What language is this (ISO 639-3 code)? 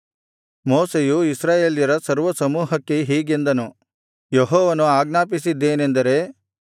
kan